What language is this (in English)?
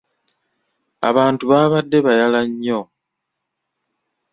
Ganda